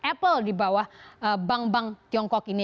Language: Indonesian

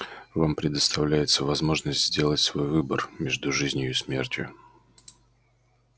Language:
Russian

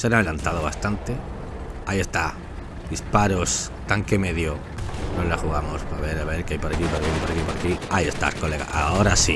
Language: Spanish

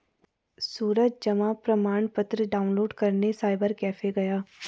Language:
Hindi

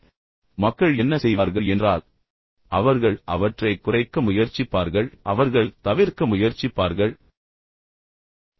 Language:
Tamil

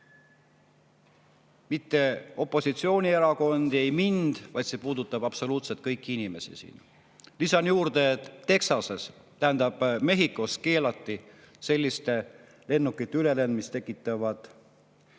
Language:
Estonian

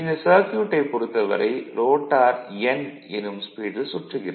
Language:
Tamil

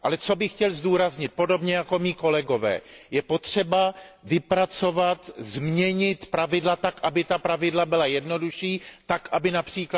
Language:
Czech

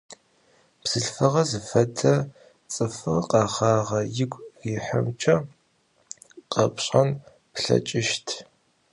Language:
Adyghe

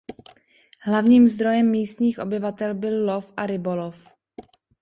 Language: Czech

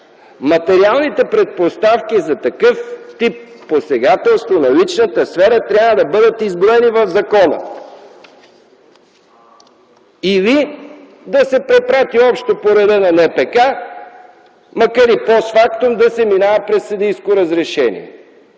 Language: Bulgarian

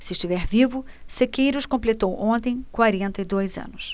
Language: Portuguese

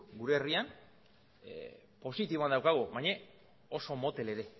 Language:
Basque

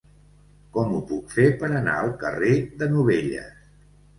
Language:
Catalan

